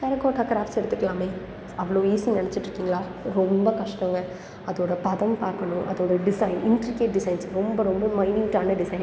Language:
Tamil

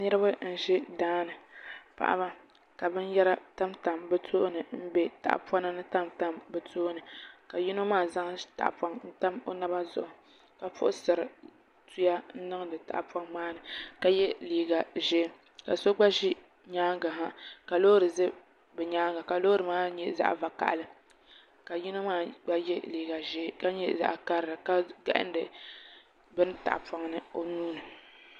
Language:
Dagbani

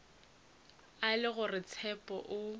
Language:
Northern Sotho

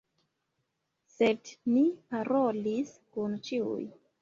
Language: Esperanto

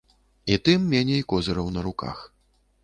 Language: Belarusian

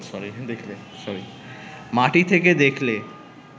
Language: Bangla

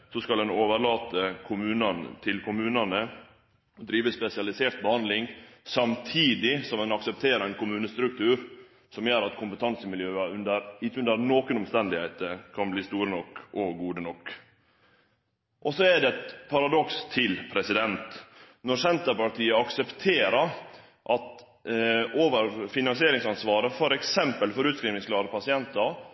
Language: Norwegian Nynorsk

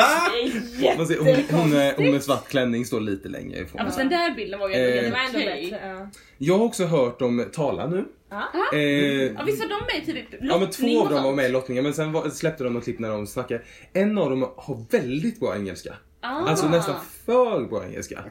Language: Swedish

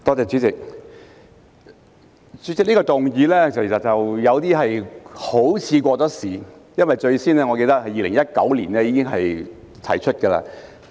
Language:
Cantonese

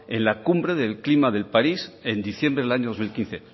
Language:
Spanish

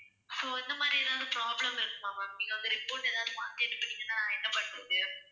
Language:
Tamil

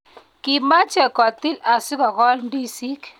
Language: Kalenjin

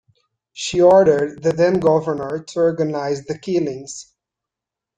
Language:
English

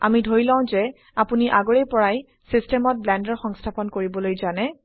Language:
Assamese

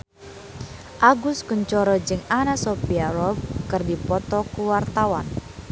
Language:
Sundanese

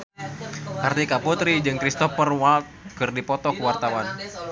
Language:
Sundanese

